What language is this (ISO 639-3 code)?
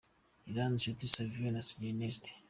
kin